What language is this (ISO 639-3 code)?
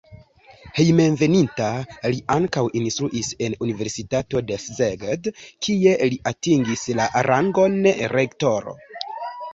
epo